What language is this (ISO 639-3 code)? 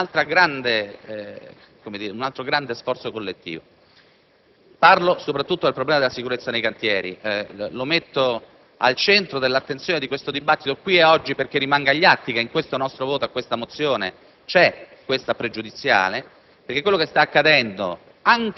ita